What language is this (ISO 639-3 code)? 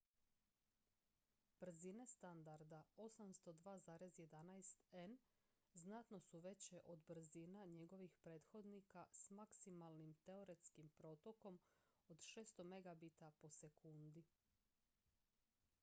hrv